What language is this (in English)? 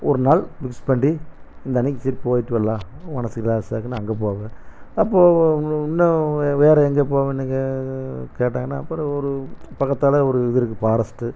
Tamil